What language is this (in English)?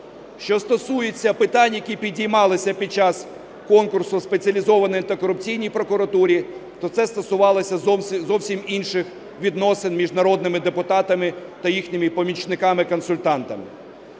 Ukrainian